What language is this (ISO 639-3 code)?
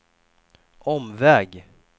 swe